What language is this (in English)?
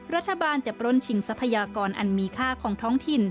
Thai